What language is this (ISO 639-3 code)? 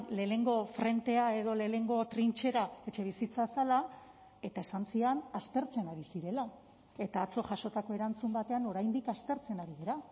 eus